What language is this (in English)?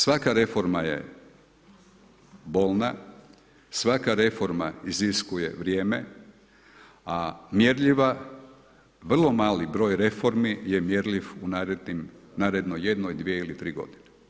Croatian